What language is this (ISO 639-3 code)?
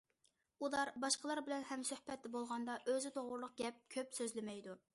uig